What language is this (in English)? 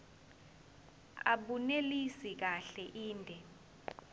Zulu